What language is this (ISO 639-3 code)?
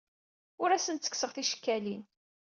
kab